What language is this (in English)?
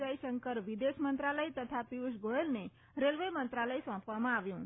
Gujarati